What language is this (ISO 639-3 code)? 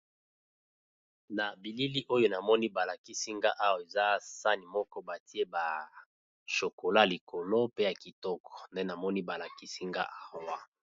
lin